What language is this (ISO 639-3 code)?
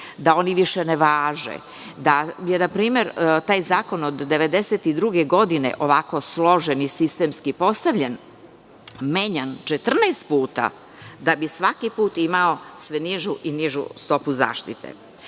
srp